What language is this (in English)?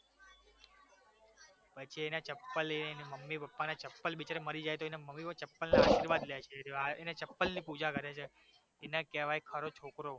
Gujarati